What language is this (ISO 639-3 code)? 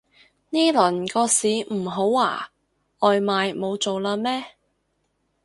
yue